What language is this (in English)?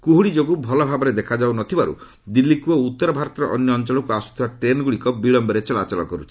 Odia